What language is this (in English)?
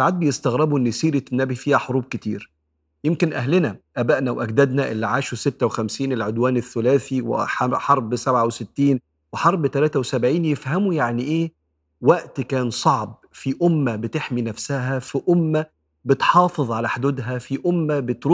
Arabic